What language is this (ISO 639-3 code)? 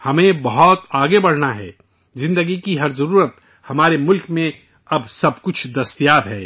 urd